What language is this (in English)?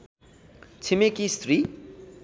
Nepali